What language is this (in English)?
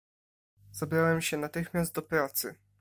Polish